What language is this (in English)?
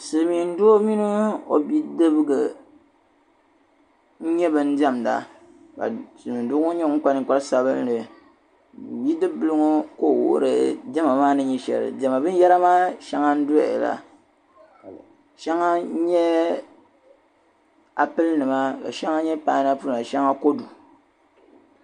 Dagbani